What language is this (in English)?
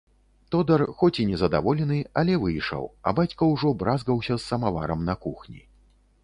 Belarusian